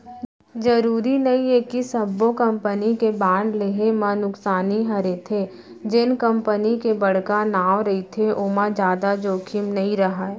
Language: Chhattisgarhi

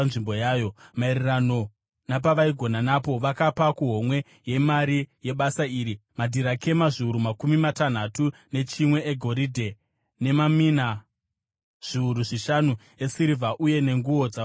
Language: Shona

